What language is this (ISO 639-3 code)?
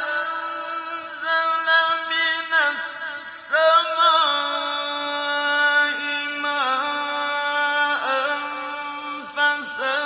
ara